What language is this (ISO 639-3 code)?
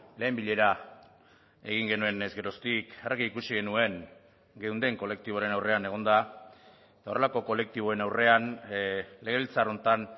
eus